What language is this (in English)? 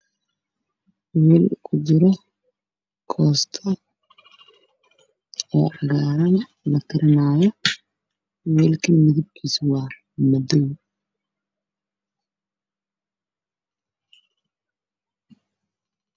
Somali